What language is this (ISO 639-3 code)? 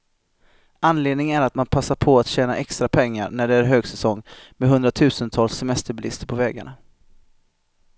swe